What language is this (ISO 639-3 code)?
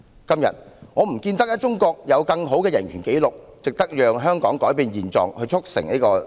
yue